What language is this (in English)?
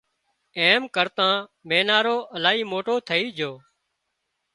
Wadiyara Koli